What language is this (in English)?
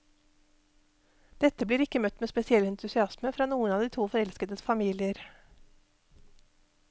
Norwegian